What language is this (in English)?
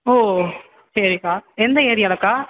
Tamil